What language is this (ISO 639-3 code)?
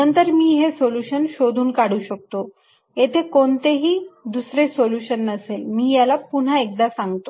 mar